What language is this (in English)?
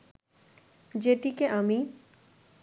Bangla